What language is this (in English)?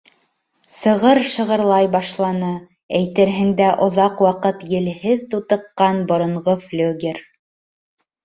Bashkir